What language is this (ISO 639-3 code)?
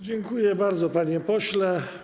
pol